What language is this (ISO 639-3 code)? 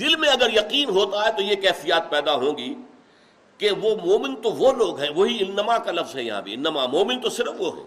urd